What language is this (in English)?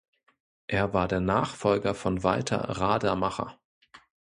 German